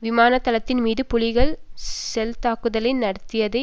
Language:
Tamil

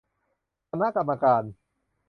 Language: Thai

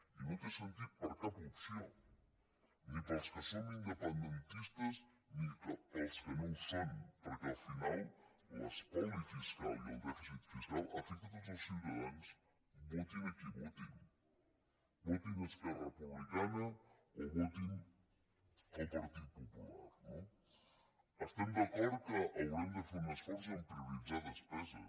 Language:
Catalan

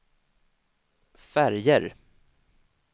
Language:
Swedish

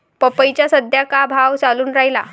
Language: Marathi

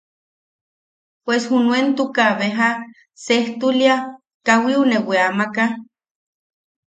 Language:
Yaqui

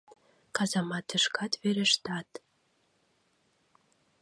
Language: Mari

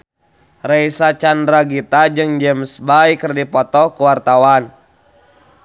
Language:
Sundanese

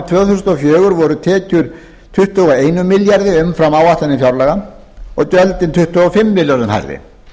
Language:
Icelandic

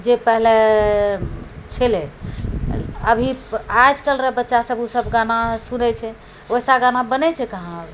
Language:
Maithili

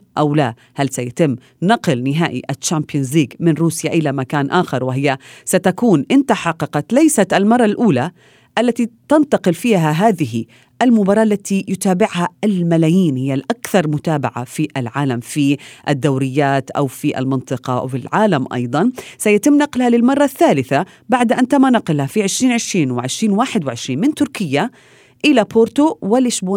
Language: Arabic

